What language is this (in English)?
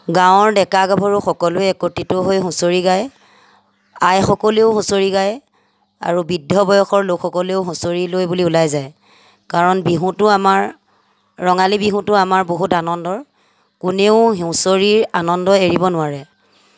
Assamese